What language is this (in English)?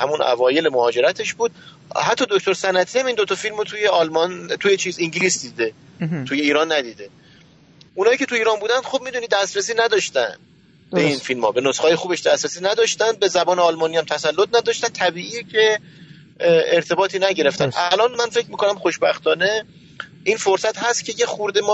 Persian